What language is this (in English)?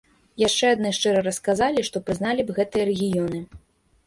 Belarusian